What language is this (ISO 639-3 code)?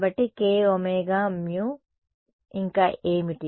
tel